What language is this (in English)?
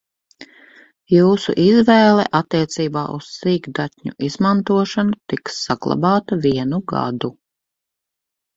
Latvian